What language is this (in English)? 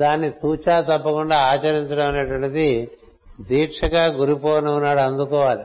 Telugu